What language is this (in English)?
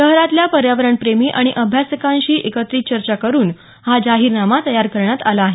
Marathi